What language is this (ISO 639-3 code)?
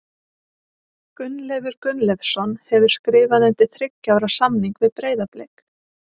isl